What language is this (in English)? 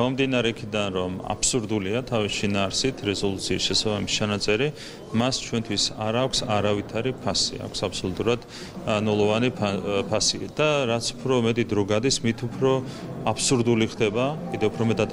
Romanian